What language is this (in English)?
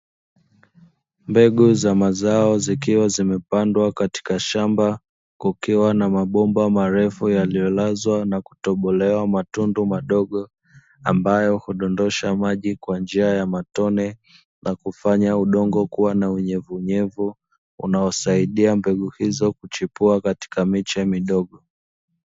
Swahili